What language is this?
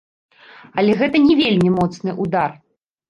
Belarusian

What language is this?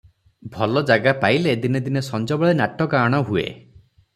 Odia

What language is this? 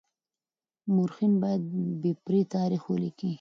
Pashto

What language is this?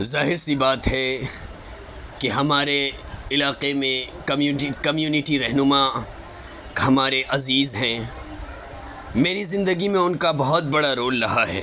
Urdu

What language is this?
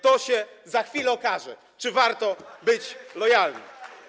Polish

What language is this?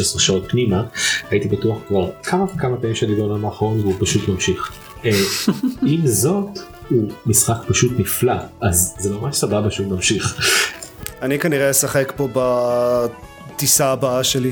Hebrew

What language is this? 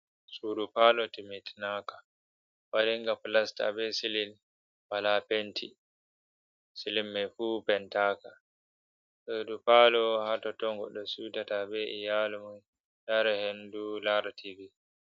Fula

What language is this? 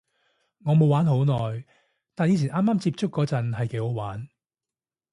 Cantonese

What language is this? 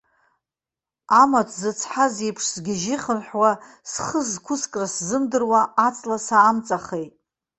Abkhazian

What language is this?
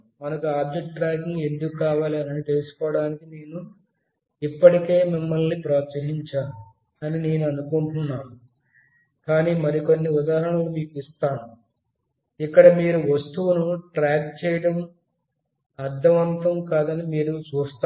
Telugu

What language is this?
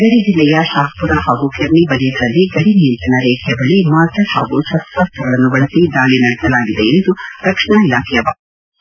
Kannada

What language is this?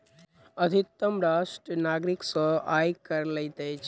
Maithili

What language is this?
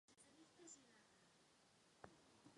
Czech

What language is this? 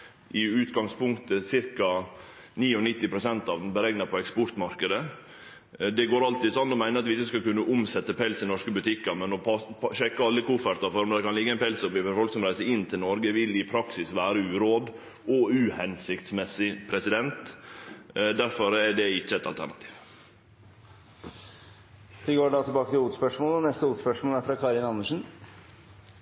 Norwegian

